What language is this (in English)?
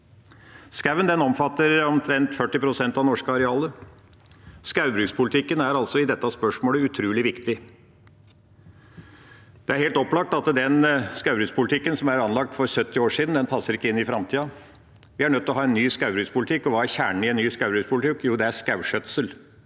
Norwegian